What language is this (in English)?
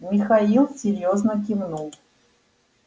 Russian